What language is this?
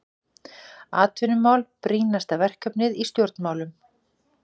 Icelandic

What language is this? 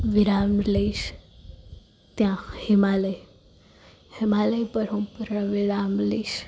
Gujarati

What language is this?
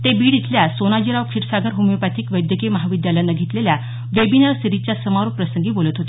Marathi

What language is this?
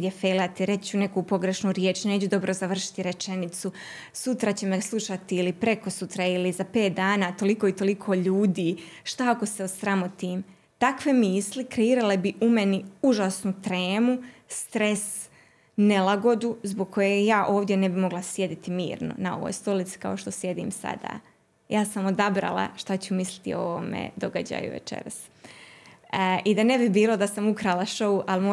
Croatian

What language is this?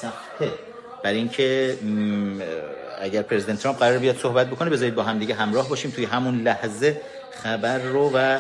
Persian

